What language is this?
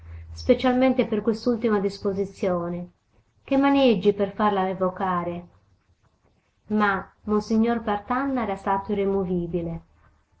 Italian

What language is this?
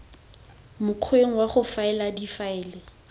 Tswana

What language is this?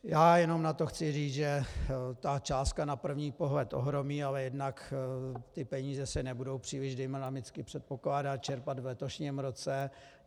Czech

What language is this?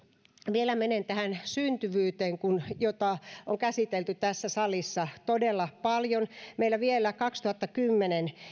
Finnish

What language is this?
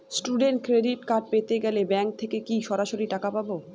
Bangla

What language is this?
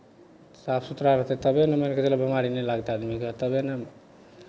Maithili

